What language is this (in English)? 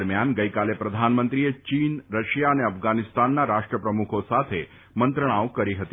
Gujarati